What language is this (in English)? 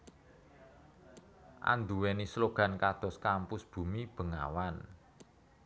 Javanese